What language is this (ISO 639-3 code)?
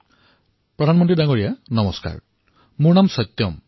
asm